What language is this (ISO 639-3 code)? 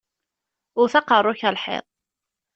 kab